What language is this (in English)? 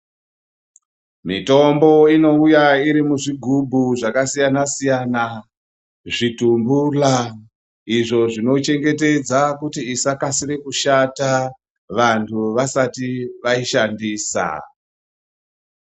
Ndau